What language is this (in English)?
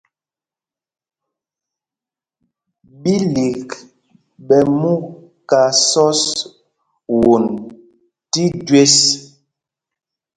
Mpumpong